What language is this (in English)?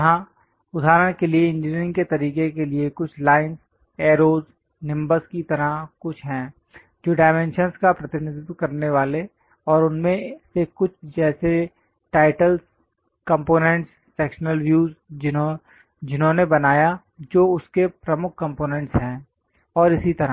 Hindi